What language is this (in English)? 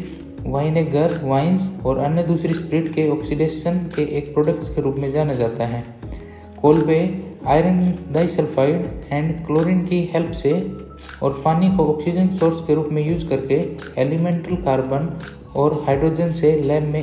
Hindi